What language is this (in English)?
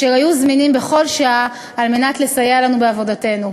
Hebrew